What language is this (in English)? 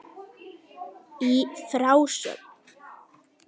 Icelandic